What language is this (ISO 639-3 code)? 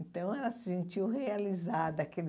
por